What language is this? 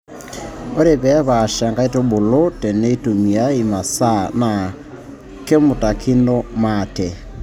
Masai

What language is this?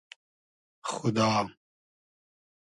Hazaragi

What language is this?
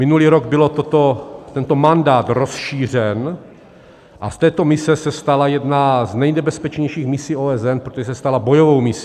Czech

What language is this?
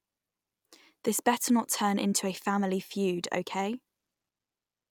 English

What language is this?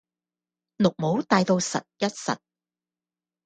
Cantonese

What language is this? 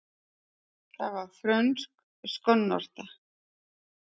Icelandic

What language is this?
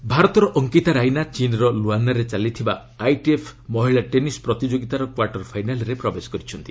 Odia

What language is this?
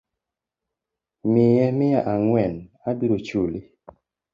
Luo (Kenya and Tanzania)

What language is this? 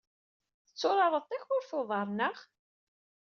Kabyle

